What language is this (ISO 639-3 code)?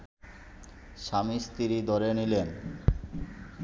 ben